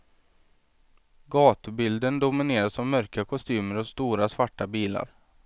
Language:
Swedish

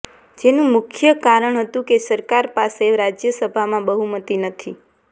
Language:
Gujarati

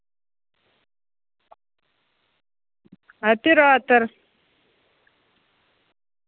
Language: Russian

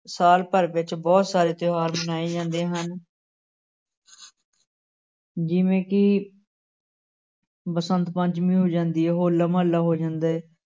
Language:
Punjabi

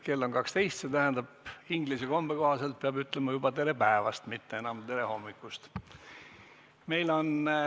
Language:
Estonian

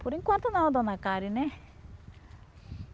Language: Portuguese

